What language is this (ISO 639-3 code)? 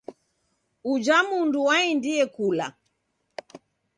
dav